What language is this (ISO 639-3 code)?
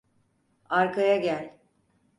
tur